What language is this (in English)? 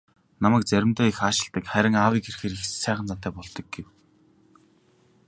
Mongolian